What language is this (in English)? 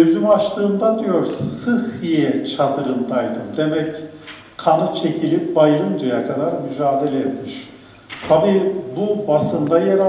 Turkish